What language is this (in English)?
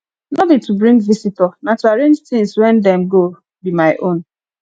Nigerian Pidgin